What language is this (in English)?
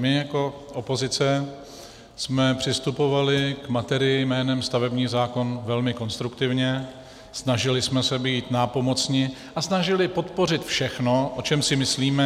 Czech